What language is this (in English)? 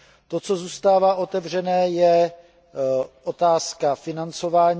Czech